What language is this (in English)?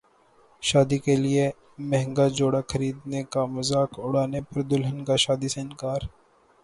Urdu